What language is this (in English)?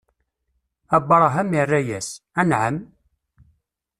Kabyle